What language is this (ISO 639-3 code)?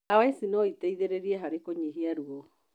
kik